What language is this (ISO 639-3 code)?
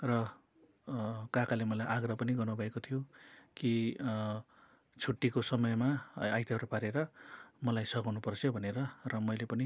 nep